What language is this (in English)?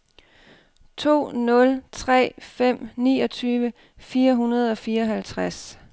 Danish